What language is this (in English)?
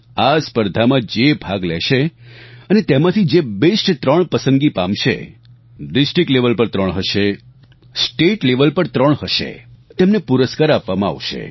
Gujarati